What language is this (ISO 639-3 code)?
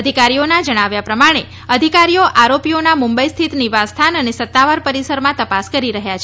guj